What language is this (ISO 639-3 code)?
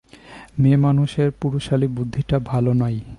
ben